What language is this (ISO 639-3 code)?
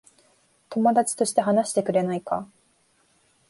jpn